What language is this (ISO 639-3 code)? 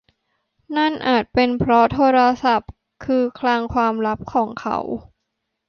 tha